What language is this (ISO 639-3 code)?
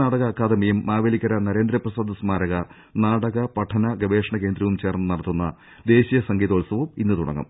mal